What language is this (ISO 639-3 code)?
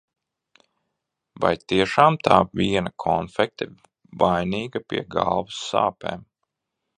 lav